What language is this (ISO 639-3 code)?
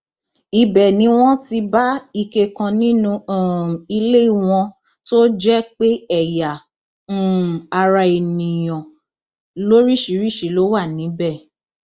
yor